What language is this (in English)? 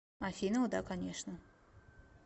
Russian